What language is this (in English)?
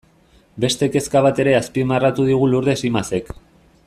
Basque